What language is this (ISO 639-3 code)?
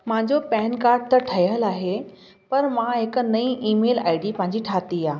snd